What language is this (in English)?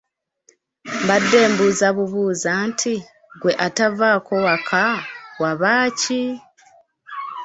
Ganda